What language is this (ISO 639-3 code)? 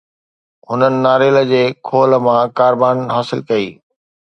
snd